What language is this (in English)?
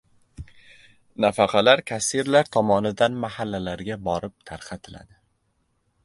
Uzbek